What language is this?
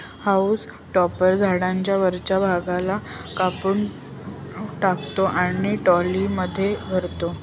Marathi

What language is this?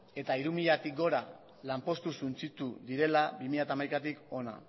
Basque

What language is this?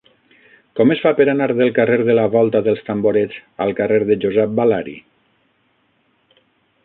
Catalan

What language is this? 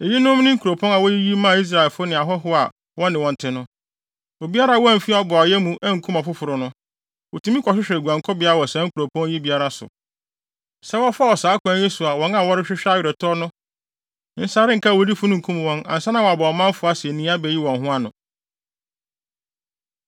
Akan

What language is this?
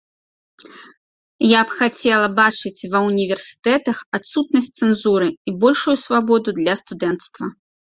Belarusian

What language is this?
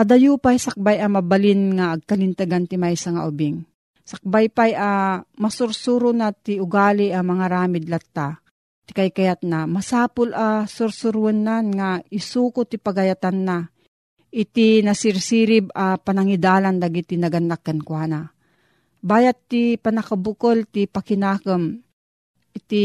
Filipino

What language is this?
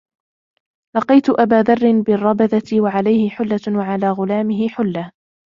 Arabic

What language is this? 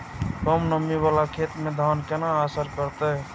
Maithili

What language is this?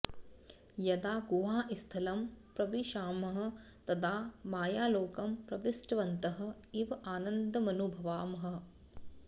Sanskrit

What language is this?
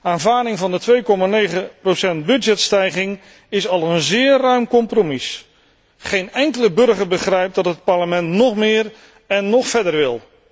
Dutch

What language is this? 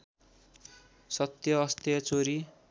Nepali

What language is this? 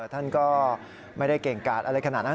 Thai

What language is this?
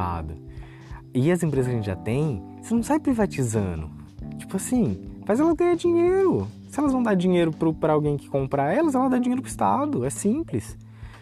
Portuguese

